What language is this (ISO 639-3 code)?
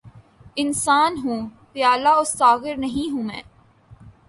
urd